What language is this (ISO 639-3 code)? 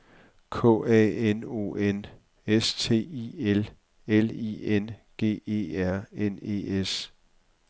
dan